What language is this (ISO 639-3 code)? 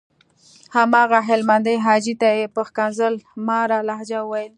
pus